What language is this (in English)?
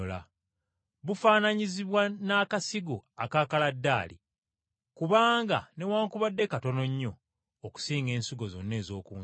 Ganda